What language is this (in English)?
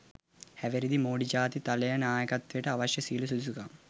Sinhala